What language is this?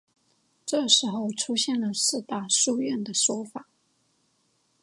Chinese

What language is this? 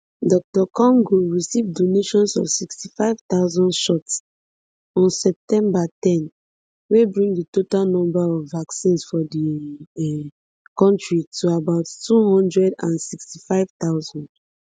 Nigerian Pidgin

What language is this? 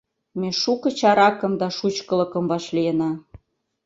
Mari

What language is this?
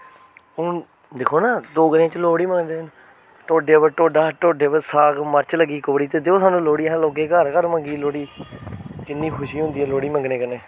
Dogri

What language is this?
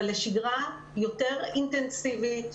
Hebrew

